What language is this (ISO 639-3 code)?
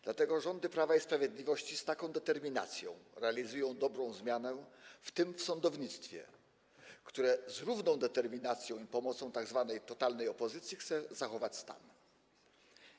pol